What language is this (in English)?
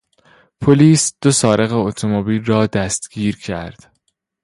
Persian